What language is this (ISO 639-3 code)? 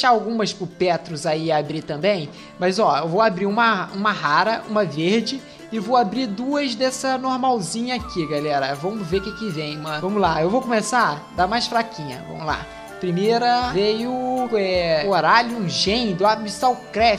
por